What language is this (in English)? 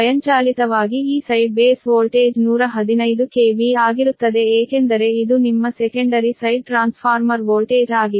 Kannada